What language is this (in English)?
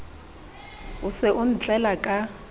Southern Sotho